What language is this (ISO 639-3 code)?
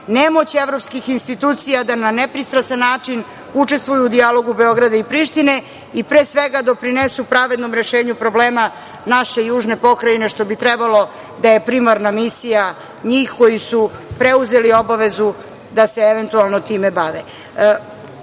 srp